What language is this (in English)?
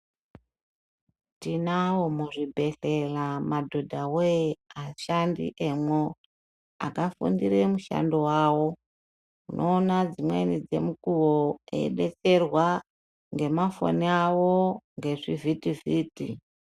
Ndau